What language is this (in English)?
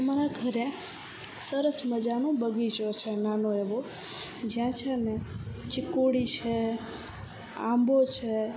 Gujarati